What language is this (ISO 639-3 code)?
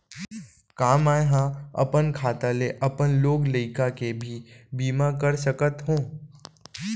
hne